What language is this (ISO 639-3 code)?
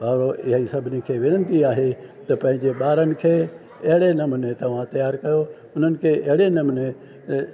snd